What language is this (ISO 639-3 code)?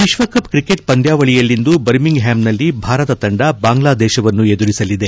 kan